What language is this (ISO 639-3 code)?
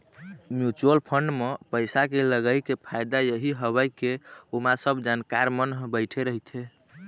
hne